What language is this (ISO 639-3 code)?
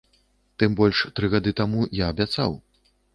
bel